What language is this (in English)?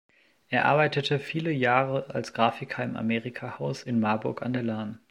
German